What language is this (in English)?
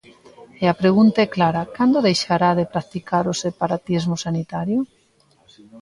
Galician